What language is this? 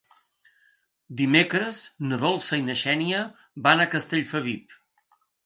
Catalan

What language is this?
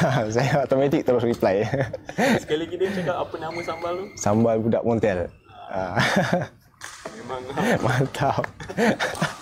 Malay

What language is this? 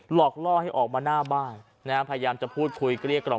Thai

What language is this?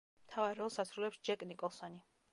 Georgian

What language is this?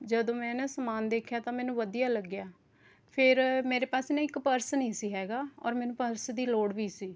Punjabi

